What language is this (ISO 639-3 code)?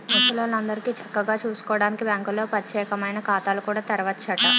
tel